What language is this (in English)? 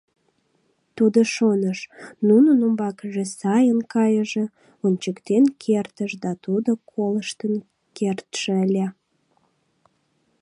Mari